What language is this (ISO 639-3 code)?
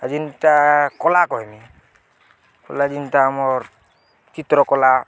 ori